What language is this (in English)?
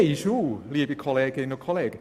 Swiss German